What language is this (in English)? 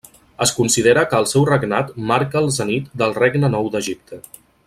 Catalan